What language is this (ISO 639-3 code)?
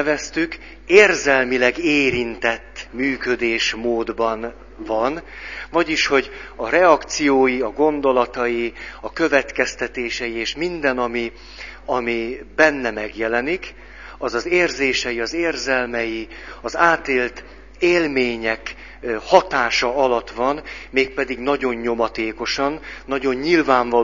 hun